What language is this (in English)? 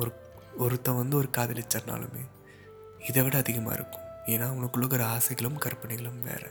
Tamil